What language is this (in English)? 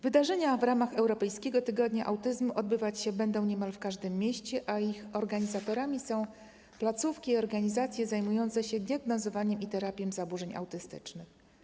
Polish